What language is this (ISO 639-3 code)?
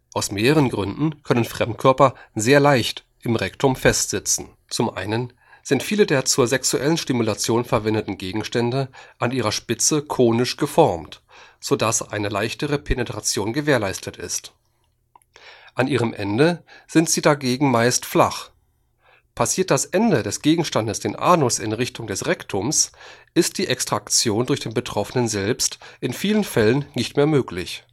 deu